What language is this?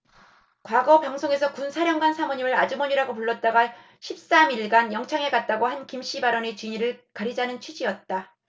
Korean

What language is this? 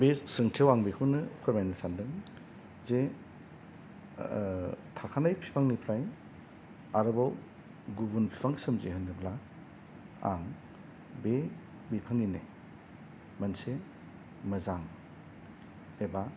Bodo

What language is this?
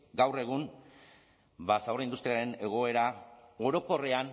Basque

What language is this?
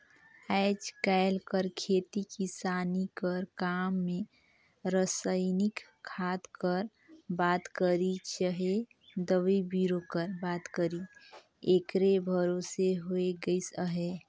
Chhattisgarhi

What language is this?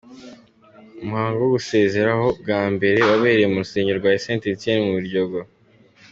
Kinyarwanda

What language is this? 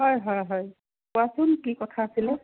Assamese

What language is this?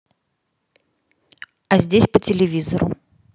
Russian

